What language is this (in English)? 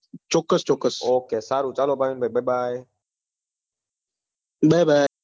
Gujarati